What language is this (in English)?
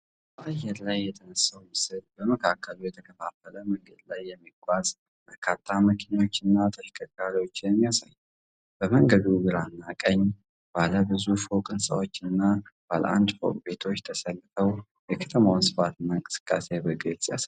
Amharic